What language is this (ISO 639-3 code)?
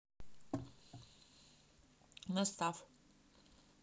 rus